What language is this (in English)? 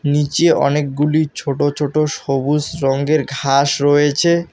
Bangla